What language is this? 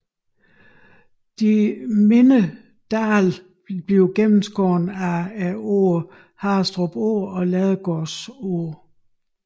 Danish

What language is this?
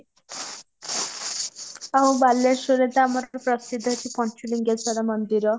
Odia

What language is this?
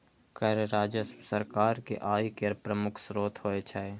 Maithili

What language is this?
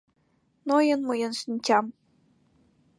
Mari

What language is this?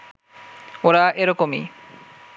Bangla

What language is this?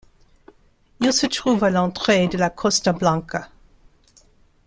French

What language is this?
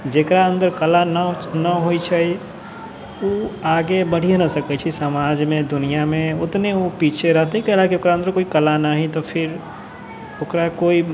Maithili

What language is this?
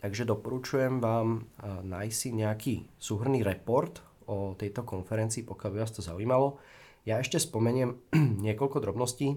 Czech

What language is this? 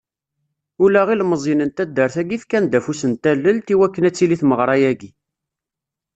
Kabyle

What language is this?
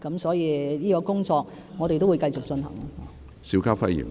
Cantonese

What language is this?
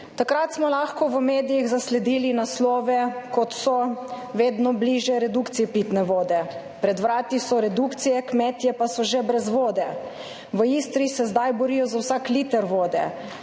Slovenian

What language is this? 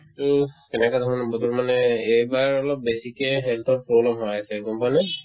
Assamese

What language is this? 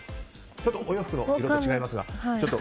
Japanese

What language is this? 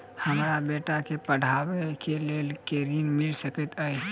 Maithili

